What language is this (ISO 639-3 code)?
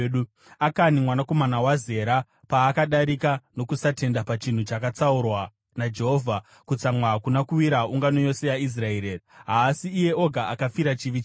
sna